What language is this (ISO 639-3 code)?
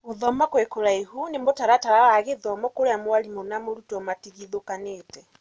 kik